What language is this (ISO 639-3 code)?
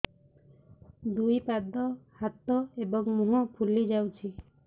ori